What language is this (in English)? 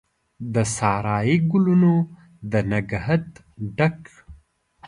Pashto